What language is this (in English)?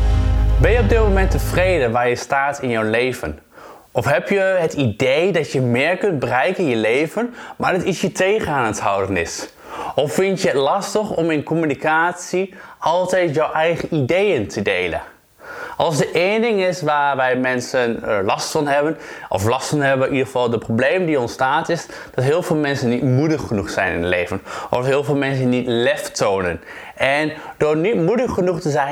Dutch